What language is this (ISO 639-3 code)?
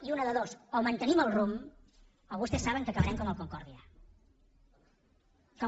cat